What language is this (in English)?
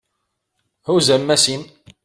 Kabyle